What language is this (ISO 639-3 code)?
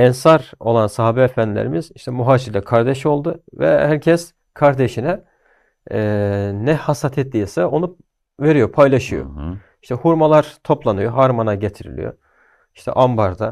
tur